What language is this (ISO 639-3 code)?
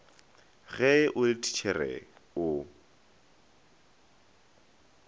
nso